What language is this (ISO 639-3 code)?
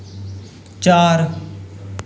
doi